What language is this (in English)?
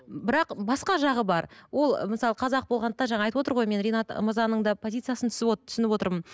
Kazakh